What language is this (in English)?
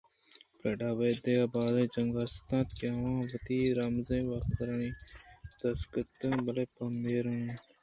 Eastern Balochi